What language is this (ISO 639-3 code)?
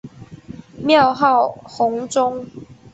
zho